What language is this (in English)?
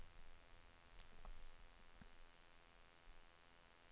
Swedish